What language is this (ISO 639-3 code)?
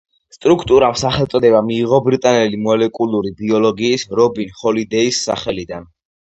kat